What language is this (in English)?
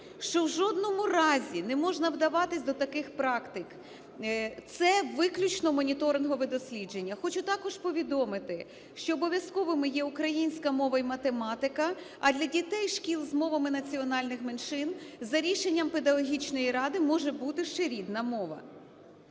Ukrainian